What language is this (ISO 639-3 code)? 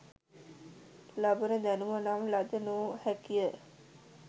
sin